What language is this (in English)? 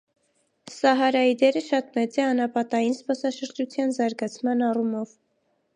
Armenian